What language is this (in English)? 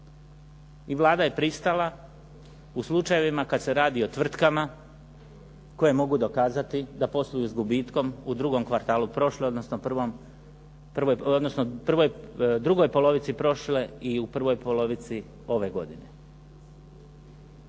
Croatian